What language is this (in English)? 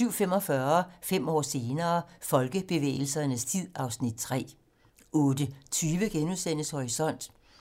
Danish